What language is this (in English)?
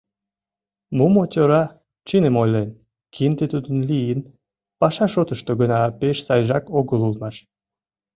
Mari